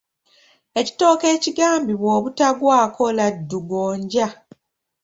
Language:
Ganda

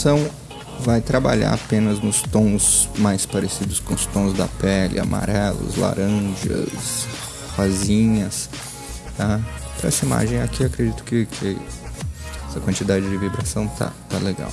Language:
Portuguese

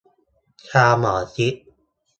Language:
Thai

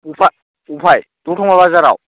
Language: Bodo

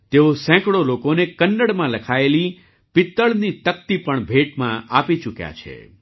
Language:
Gujarati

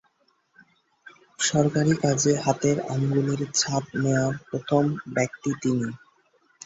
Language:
Bangla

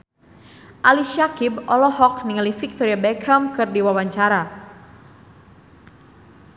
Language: Sundanese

